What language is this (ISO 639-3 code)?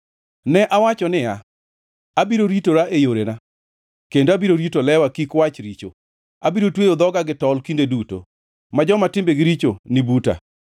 luo